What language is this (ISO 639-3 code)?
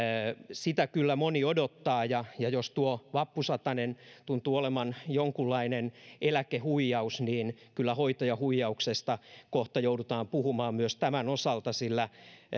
fin